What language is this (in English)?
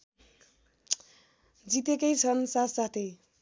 Nepali